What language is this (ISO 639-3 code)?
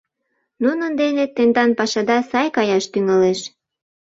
chm